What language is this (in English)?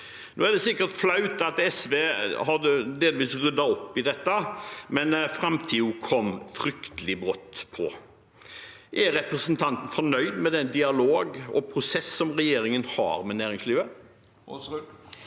Norwegian